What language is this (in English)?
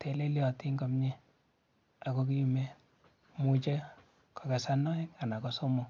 Kalenjin